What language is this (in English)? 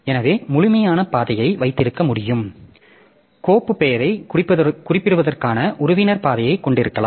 Tamil